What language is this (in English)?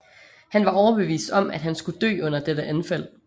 Danish